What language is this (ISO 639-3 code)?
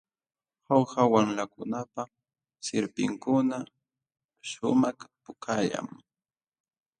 qxw